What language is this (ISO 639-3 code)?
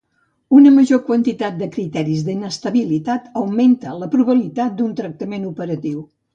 cat